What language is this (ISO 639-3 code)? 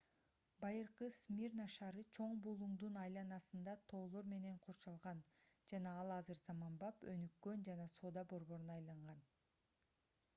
kir